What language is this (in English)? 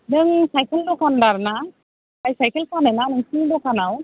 Bodo